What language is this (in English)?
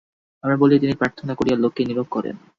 Bangla